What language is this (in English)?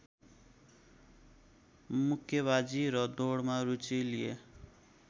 Nepali